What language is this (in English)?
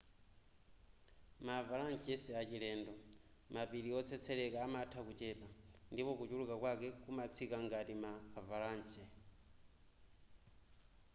Nyanja